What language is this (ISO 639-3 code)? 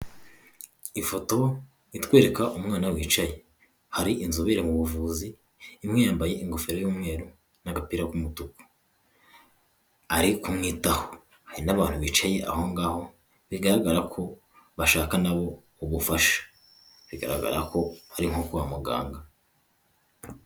kin